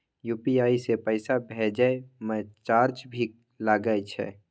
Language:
Maithili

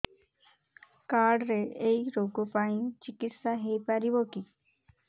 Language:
Odia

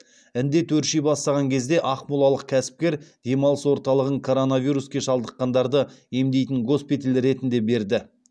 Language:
Kazakh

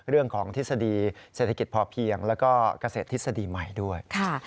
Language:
Thai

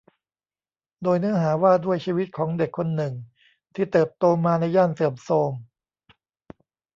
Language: Thai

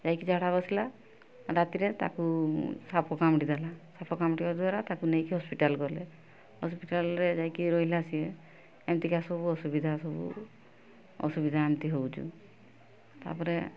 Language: Odia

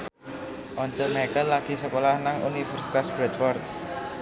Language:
Javanese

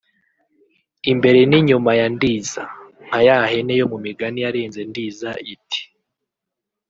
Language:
Kinyarwanda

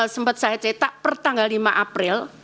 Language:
Indonesian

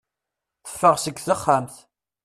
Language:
Kabyle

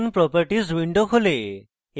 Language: Bangla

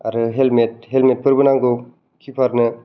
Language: Bodo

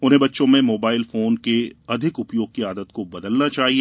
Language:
Hindi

